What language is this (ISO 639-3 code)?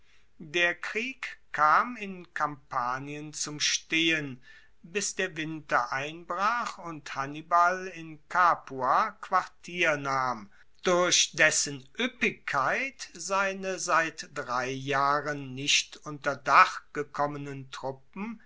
deu